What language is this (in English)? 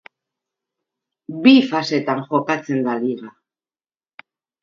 Basque